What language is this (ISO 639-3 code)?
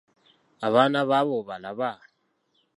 lug